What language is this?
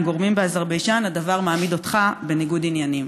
Hebrew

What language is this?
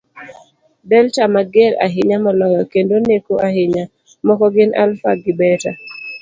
Luo (Kenya and Tanzania)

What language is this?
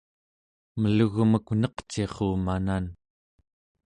Central Yupik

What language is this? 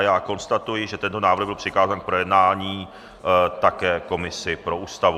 Czech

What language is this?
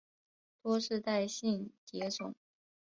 Chinese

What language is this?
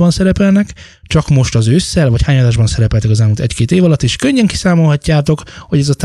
Hungarian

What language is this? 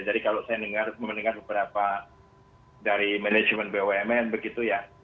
Indonesian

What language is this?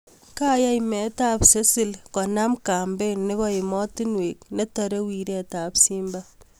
Kalenjin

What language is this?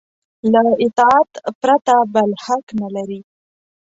Pashto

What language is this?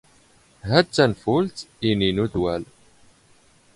Standard Moroccan Tamazight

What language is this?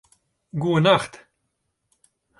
Western Frisian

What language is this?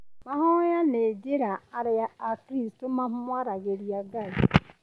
Kikuyu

